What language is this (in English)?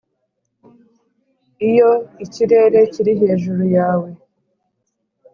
Kinyarwanda